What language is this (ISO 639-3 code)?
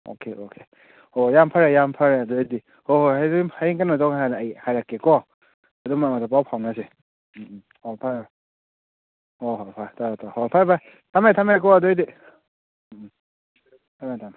mni